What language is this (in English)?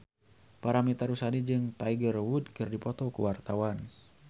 Sundanese